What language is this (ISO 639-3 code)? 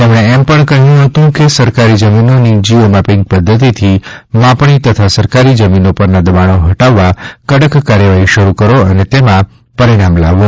guj